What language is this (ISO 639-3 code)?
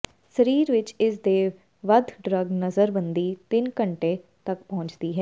pan